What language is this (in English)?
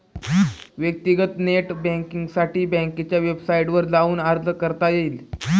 Marathi